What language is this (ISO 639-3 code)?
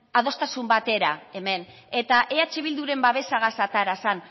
eus